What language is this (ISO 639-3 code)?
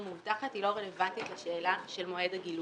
heb